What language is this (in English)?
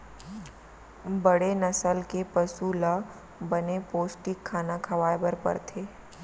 Chhattisgarhi